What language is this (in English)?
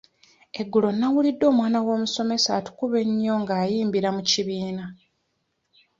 Ganda